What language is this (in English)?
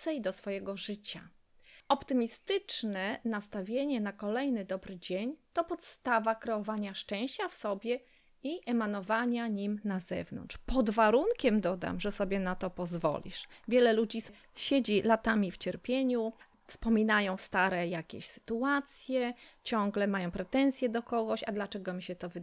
Polish